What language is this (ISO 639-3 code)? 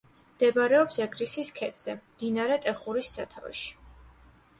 kat